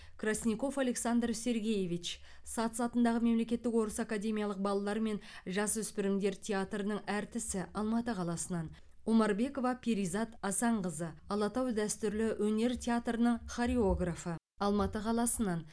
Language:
Kazakh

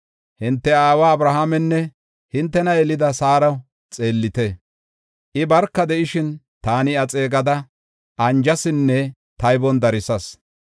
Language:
Gofa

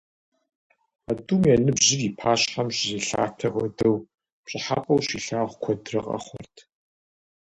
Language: Kabardian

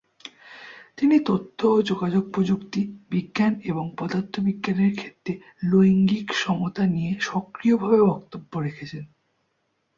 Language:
Bangla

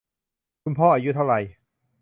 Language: Thai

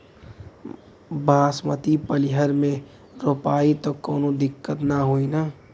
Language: Bhojpuri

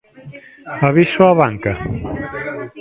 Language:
Galician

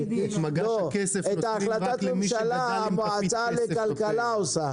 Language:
Hebrew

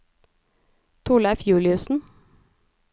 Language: Norwegian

